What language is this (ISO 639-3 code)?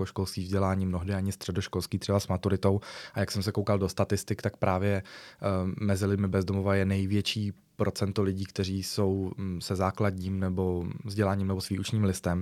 ces